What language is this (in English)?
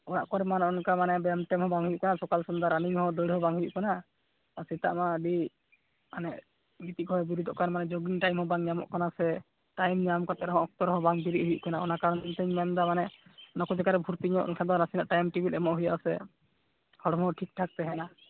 Santali